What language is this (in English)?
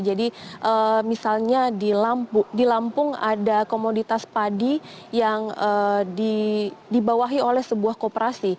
Indonesian